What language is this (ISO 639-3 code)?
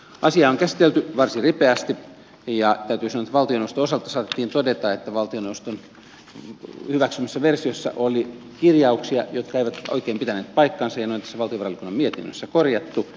fin